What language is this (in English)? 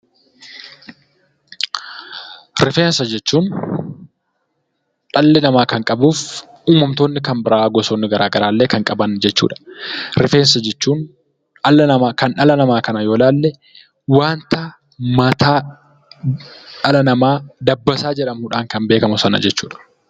Oromo